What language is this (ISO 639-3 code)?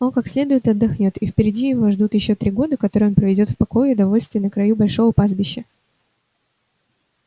rus